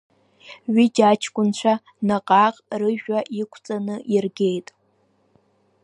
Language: Abkhazian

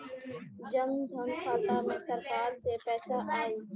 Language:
Bhojpuri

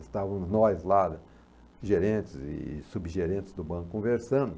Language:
Portuguese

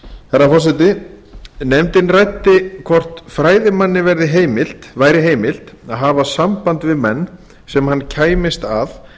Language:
Icelandic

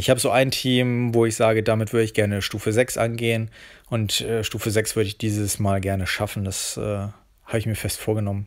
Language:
German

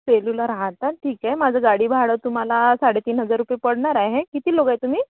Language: Marathi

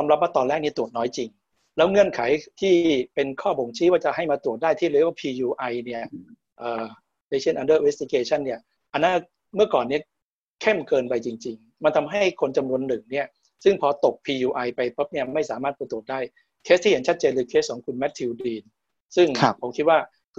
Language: Thai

